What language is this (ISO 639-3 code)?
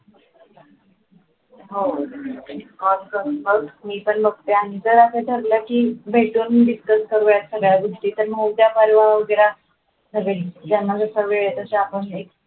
mar